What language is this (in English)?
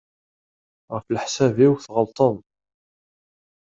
Kabyle